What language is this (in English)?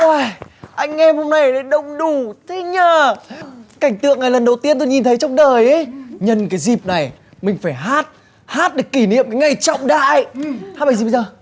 Vietnamese